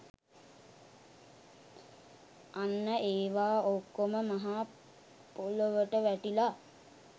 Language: Sinhala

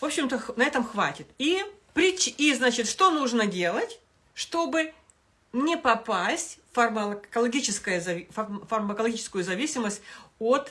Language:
Russian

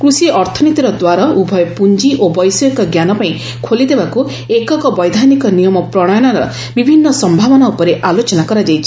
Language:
Odia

